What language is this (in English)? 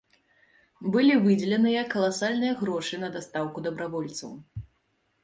Belarusian